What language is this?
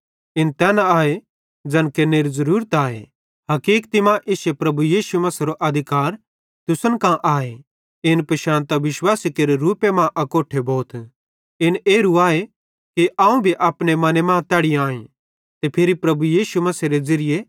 Bhadrawahi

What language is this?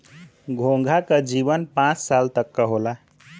Bhojpuri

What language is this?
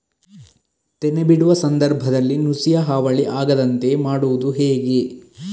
Kannada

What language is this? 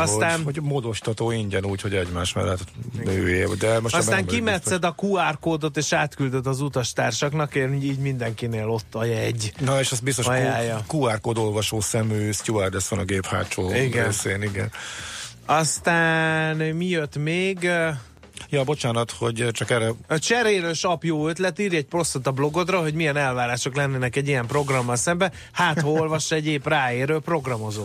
Hungarian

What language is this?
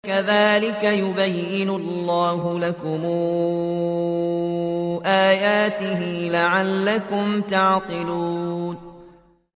Arabic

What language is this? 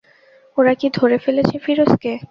Bangla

